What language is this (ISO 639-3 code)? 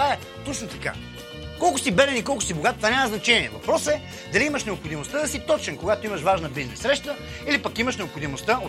bul